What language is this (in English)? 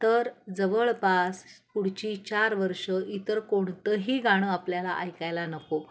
Marathi